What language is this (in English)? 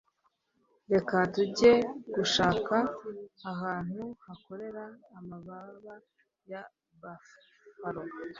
Kinyarwanda